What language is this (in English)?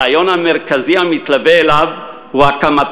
Hebrew